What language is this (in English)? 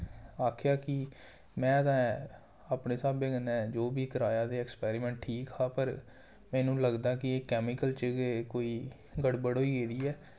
Dogri